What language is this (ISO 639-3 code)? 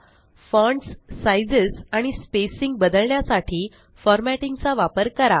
mar